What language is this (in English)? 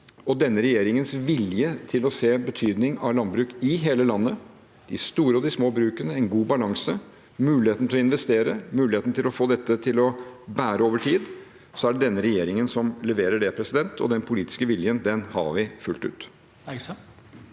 Norwegian